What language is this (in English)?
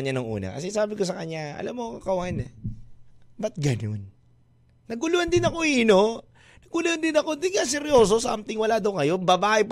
Filipino